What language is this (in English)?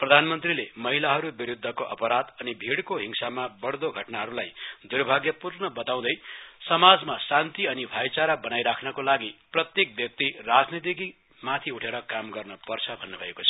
Nepali